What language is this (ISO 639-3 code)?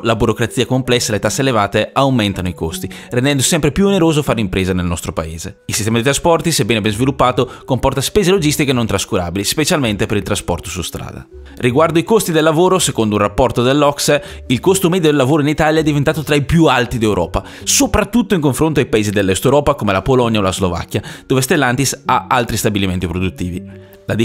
ita